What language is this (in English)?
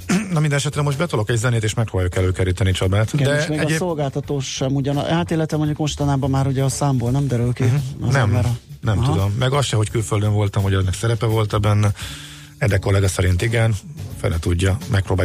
Hungarian